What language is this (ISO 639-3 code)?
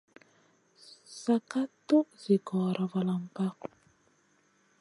mcn